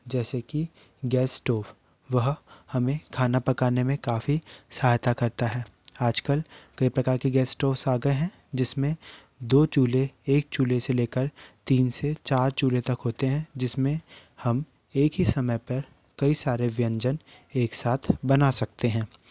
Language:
Hindi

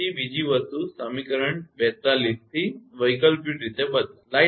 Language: Gujarati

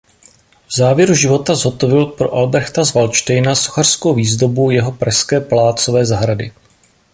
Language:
Czech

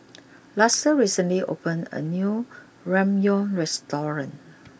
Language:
English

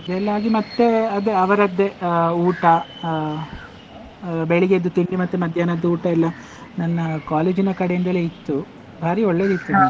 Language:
Kannada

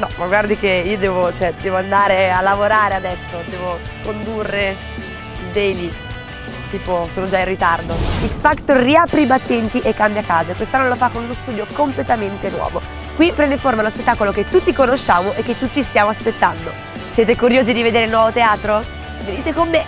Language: Italian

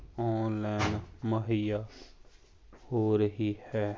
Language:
Punjabi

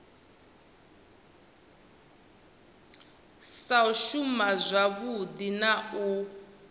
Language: Venda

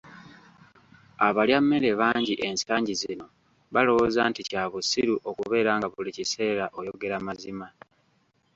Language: Ganda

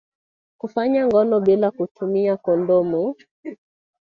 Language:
Swahili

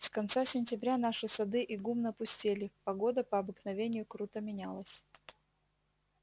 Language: Russian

